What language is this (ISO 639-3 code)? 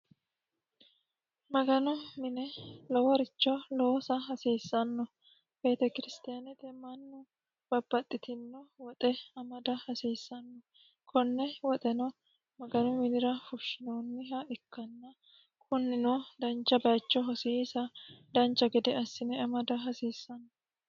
sid